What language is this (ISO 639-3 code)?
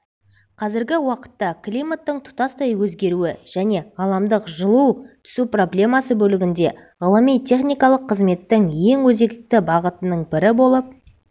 kaz